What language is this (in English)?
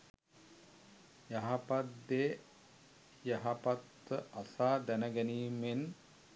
Sinhala